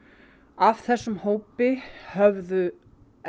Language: Icelandic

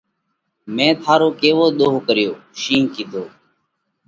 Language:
Parkari Koli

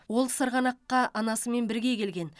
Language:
Kazakh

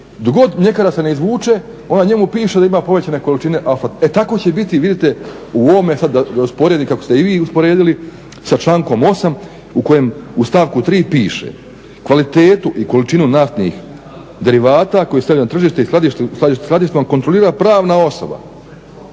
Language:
Croatian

